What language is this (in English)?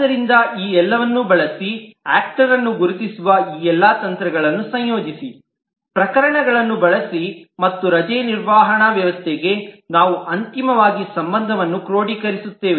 Kannada